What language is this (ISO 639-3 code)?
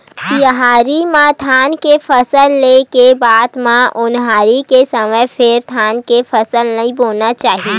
hne